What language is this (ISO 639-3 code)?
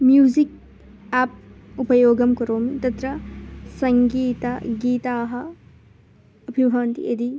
san